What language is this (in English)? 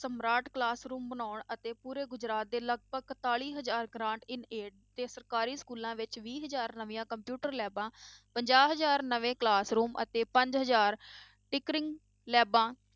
Punjabi